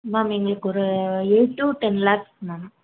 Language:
Tamil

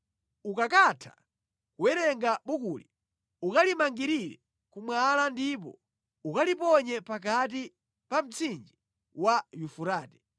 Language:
Nyanja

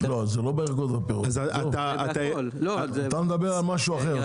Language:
Hebrew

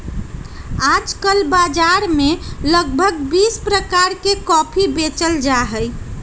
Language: Magahi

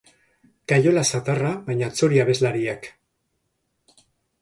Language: Basque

